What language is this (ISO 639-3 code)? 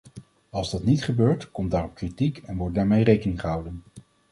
nld